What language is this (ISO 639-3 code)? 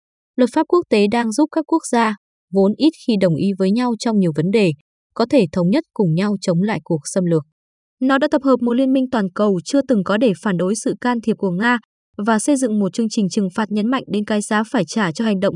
vie